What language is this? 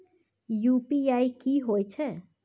Maithili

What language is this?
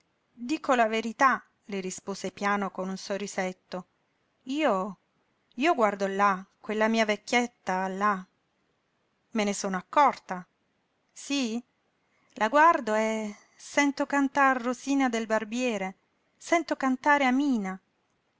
Italian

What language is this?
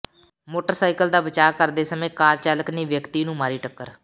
Punjabi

